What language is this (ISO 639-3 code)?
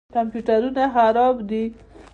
pus